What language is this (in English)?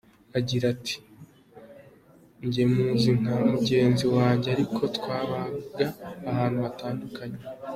Kinyarwanda